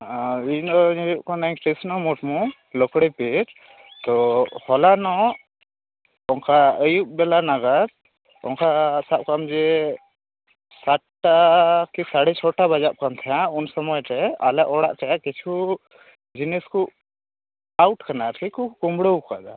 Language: Santali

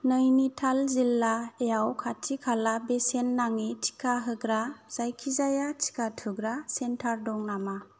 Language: Bodo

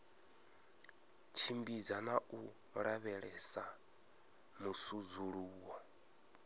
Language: Venda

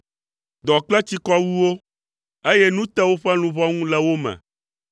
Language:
Ewe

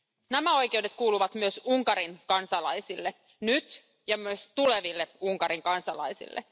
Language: Finnish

